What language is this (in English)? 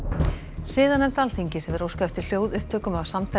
Icelandic